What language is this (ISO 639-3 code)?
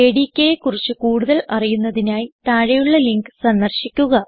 mal